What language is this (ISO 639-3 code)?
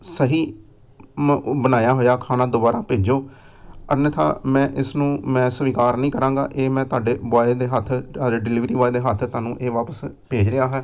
pan